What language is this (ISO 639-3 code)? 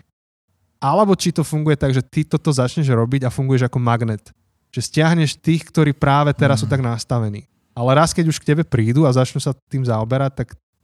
slk